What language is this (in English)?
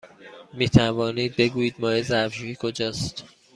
Persian